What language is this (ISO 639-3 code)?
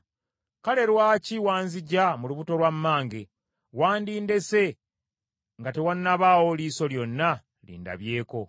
lug